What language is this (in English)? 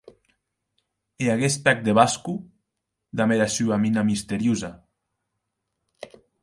Occitan